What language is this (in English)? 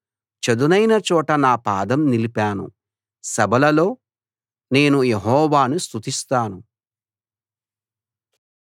Telugu